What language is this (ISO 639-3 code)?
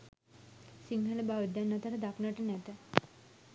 sin